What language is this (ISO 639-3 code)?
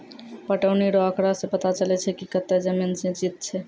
mai